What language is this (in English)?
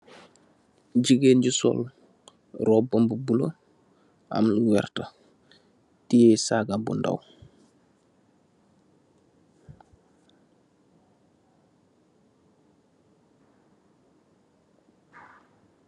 Wolof